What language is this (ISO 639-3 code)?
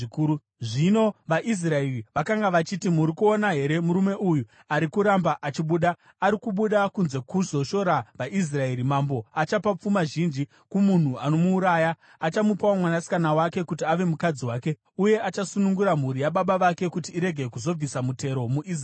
sna